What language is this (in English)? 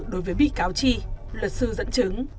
Vietnamese